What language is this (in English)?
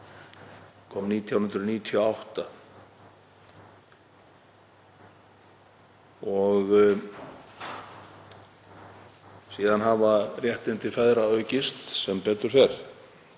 Icelandic